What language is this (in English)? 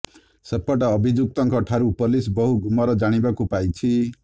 Odia